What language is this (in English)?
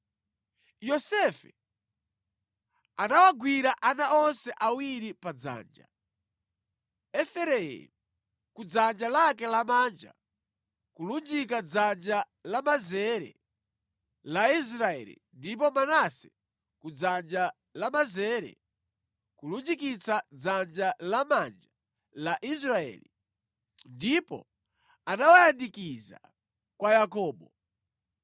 Nyanja